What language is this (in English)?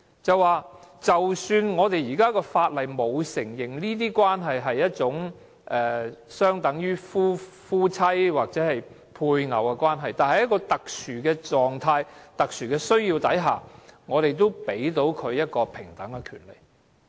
Cantonese